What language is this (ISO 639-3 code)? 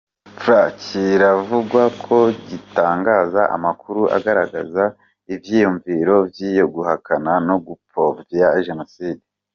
kin